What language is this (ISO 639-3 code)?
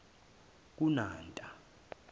zul